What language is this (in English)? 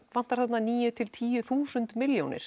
Icelandic